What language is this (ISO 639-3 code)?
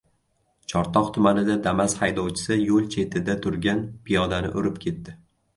uzb